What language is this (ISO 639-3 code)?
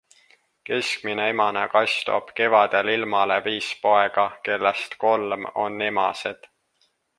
est